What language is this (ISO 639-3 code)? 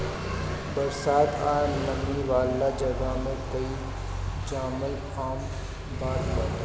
bho